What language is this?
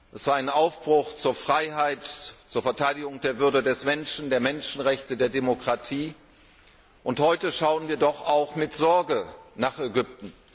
German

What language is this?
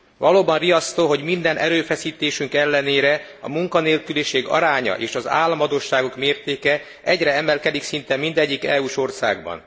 Hungarian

